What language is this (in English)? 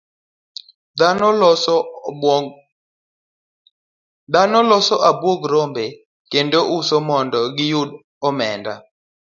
Luo (Kenya and Tanzania)